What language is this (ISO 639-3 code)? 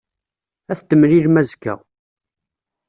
kab